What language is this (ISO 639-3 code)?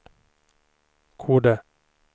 swe